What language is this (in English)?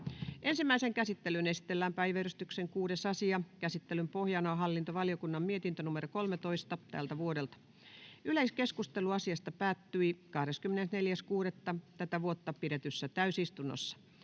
Finnish